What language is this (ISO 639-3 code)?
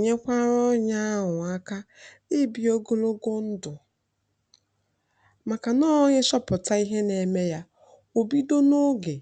ibo